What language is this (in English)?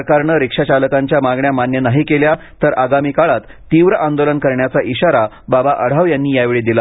Marathi